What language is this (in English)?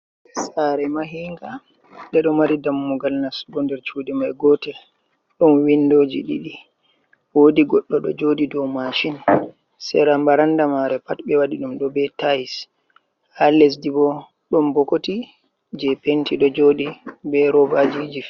Fula